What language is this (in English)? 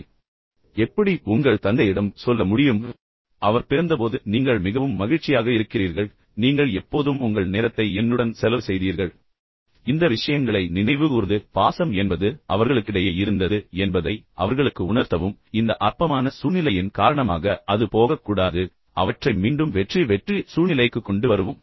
Tamil